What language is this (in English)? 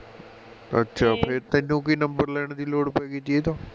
Punjabi